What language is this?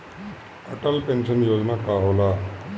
Bhojpuri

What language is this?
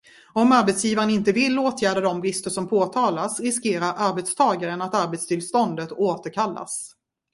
Swedish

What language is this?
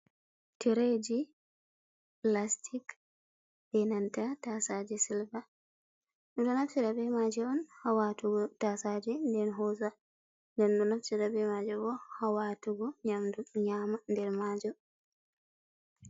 Fula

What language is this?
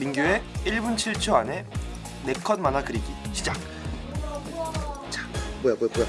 Korean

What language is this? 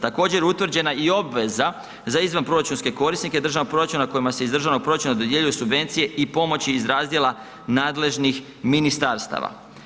Croatian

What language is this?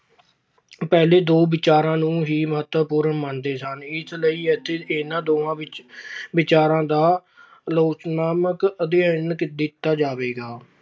Punjabi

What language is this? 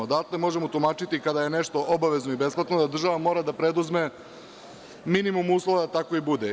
Serbian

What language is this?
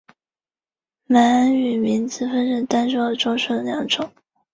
Chinese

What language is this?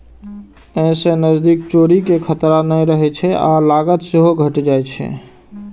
Maithili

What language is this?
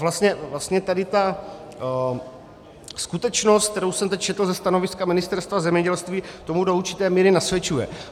Czech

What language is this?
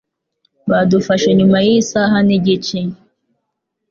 Kinyarwanda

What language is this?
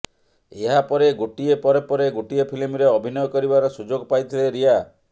Odia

